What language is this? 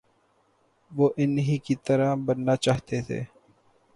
Urdu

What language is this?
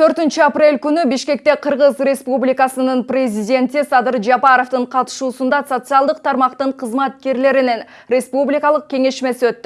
Turkish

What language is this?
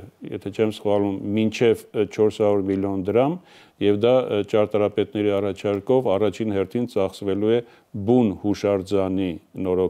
Romanian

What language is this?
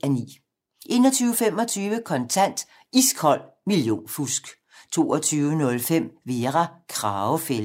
Danish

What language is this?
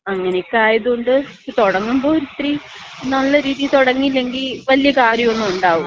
Malayalam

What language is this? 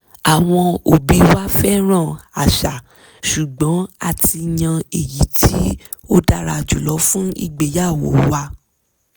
Yoruba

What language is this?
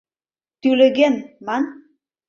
Mari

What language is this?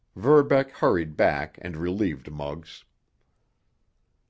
English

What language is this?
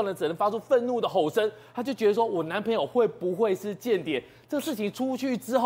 Chinese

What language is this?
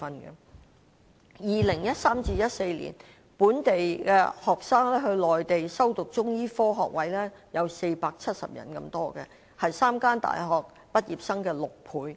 Cantonese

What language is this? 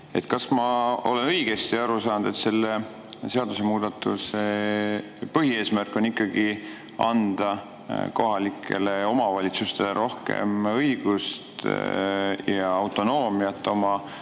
Estonian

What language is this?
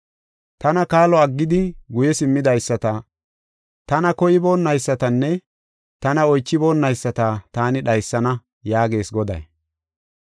Gofa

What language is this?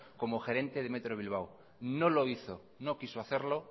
Spanish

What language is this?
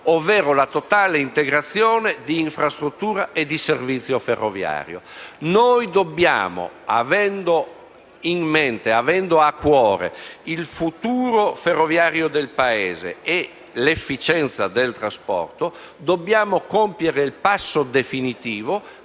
Italian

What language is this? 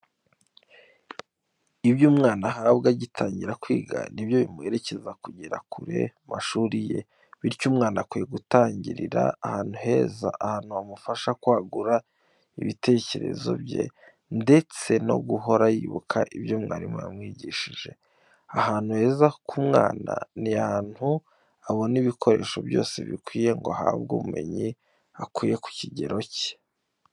Kinyarwanda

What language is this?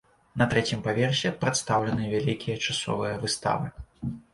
Belarusian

